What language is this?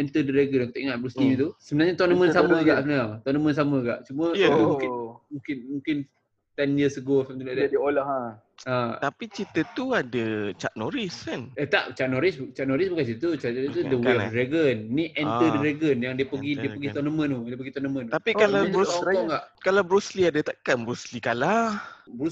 Malay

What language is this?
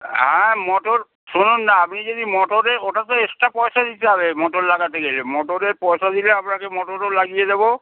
Bangla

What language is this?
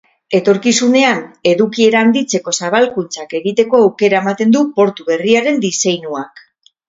Basque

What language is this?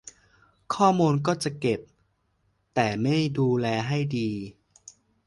Thai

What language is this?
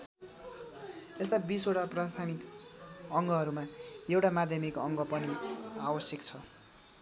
Nepali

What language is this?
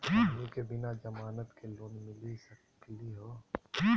Magahi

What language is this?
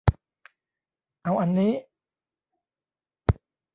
Thai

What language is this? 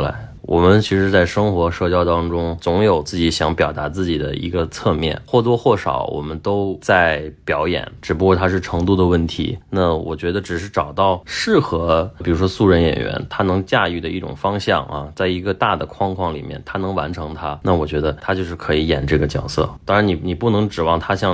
Chinese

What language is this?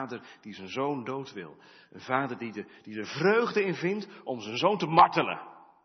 Dutch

